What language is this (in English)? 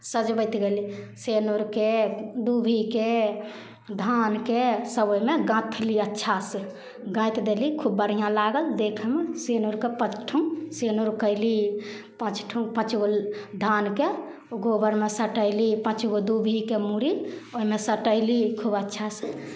Maithili